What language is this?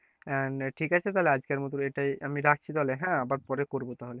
Bangla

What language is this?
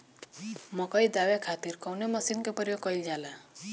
Bhojpuri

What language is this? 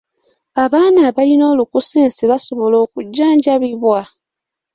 Ganda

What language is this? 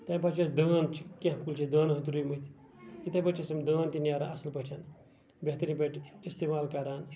Kashmiri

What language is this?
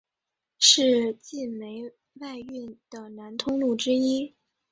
Chinese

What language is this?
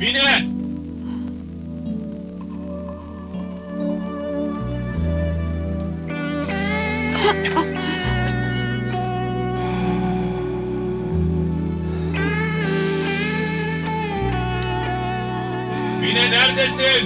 Turkish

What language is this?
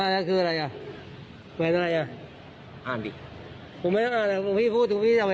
Thai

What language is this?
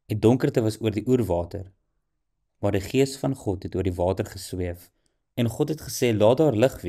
Dutch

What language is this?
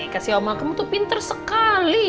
Indonesian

